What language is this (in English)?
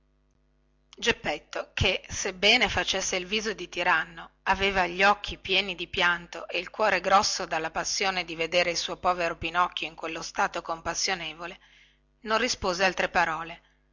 Italian